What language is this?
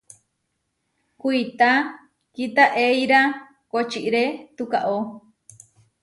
Huarijio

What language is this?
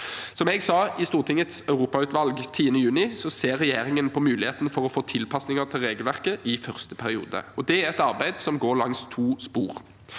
Norwegian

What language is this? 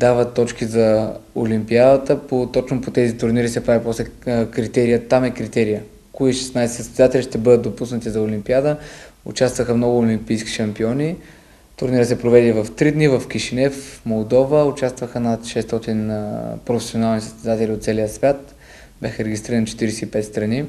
Bulgarian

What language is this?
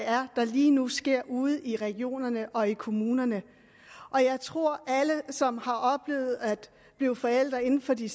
Danish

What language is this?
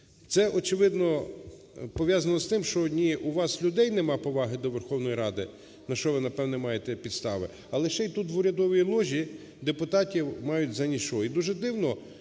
Ukrainian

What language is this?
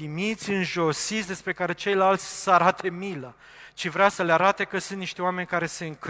Romanian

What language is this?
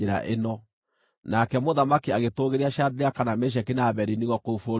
Kikuyu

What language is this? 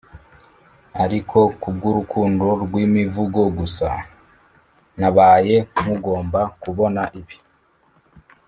Kinyarwanda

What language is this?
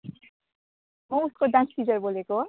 Nepali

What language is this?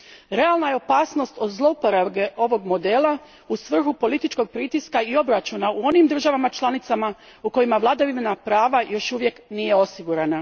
Croatian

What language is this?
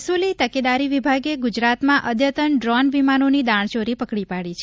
Gujarati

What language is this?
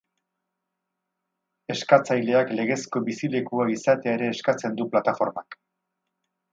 Basque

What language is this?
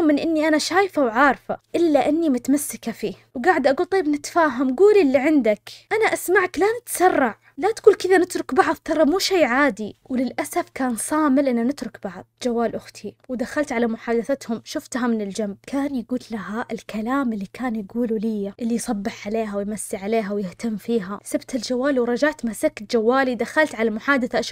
Arabic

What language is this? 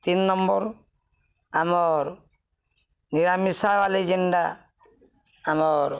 Odia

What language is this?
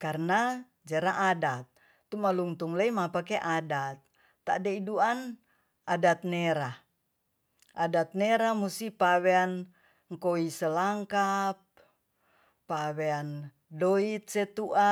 Tonsea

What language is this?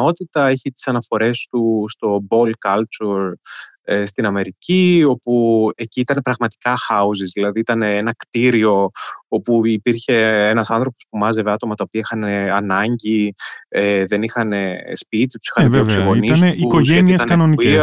Greek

